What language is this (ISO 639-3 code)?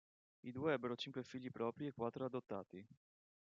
ita